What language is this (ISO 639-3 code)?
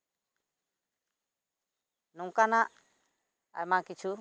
sat